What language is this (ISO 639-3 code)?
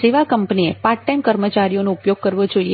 guj